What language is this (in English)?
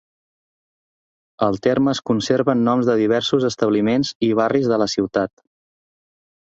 Catalan